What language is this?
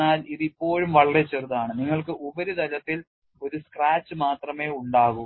Malayalam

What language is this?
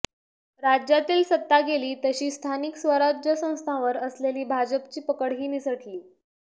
Marathi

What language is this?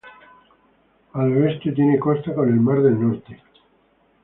Spanish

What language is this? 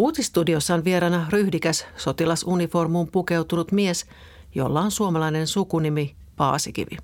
Finnish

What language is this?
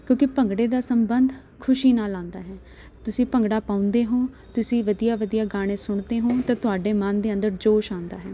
Punjabi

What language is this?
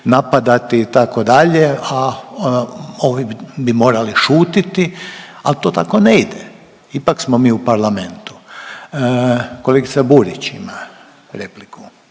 Croatian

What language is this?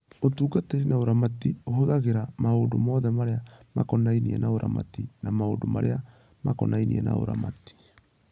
Kikuyu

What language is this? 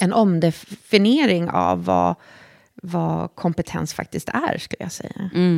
Swedish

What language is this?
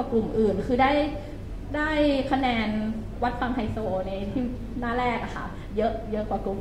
Thai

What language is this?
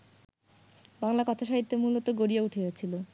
Bangla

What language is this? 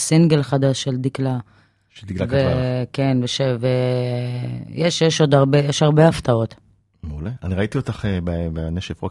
Hebrew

